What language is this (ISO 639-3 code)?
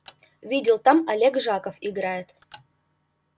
rus